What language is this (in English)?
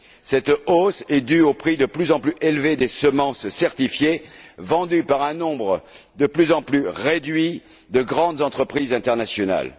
French